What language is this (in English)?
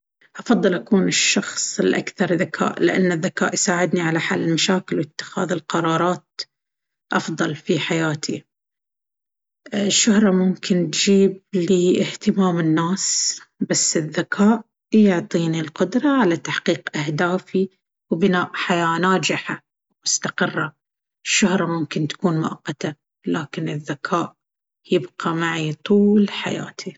Baharna Arabic